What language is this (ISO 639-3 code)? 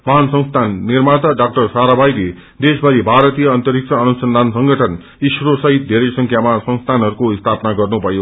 nep